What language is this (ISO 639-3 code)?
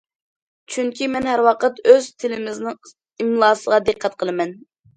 uig